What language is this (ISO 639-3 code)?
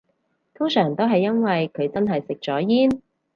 yue